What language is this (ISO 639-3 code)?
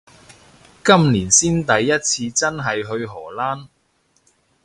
yue